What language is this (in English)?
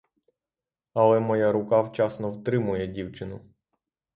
Ukrainian